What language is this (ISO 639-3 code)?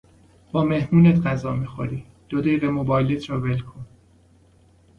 fas